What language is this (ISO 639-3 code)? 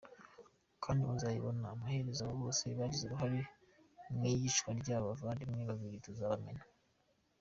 kin